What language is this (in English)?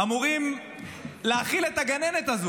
Hebrew